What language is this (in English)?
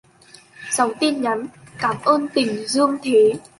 Vietnamese